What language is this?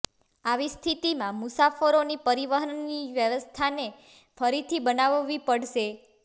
Gujarati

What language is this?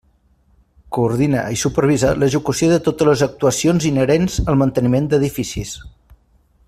Catalan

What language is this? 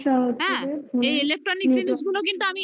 Bangla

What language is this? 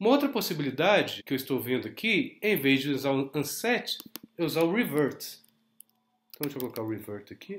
Portuguese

